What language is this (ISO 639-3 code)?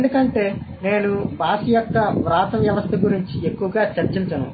tel